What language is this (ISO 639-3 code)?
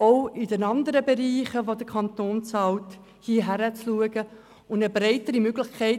gsw